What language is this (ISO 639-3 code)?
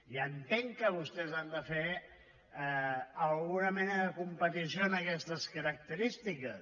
cat